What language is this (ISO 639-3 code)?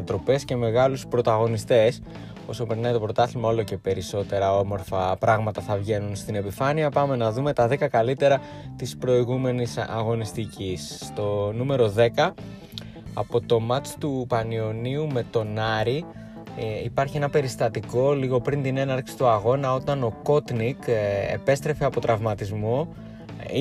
ell